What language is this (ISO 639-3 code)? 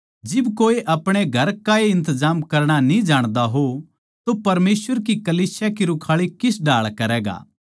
bgc